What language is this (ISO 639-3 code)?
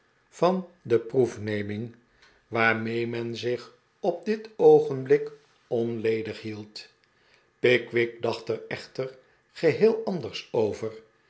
nld